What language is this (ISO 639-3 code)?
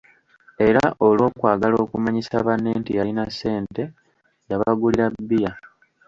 lug